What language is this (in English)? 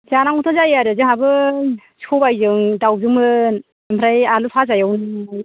Bodo